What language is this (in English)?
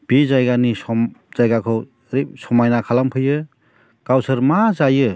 Bodo